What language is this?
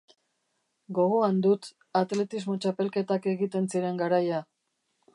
Basque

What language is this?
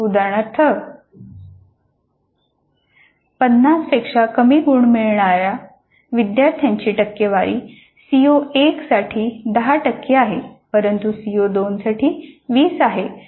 Marathi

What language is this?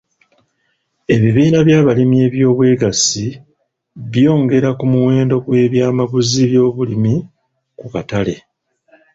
Ganda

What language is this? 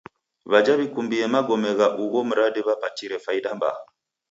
Taita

